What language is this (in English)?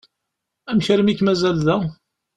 Kabyle